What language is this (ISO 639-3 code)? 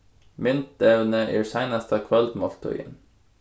fao